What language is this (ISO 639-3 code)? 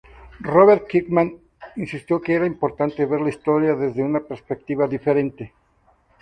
spa